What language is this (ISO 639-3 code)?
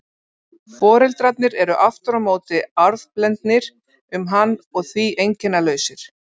isl